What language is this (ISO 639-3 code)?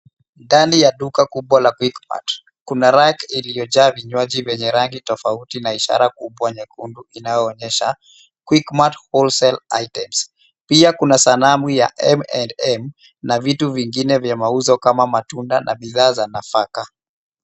swa